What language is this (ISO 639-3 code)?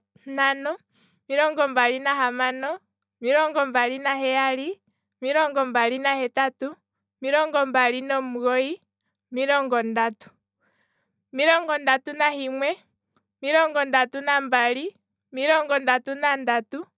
kwm